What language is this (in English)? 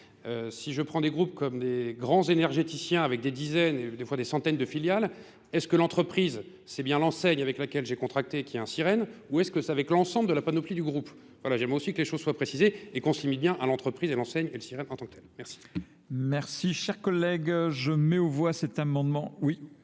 French